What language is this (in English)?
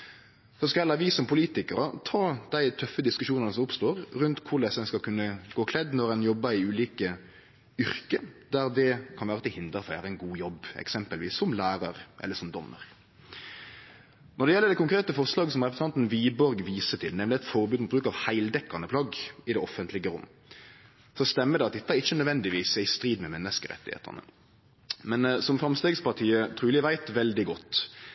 Norwegian Nynorsk